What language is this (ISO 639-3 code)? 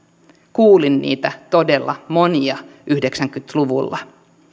fin